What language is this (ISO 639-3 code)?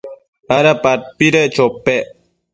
mcf